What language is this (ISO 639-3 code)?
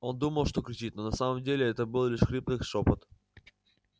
rus